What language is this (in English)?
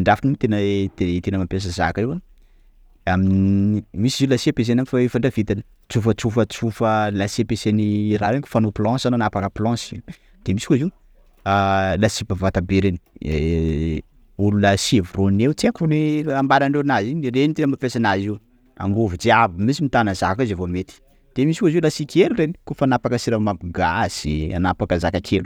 Sakalava Malagasy